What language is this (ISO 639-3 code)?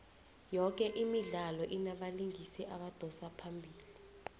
nbl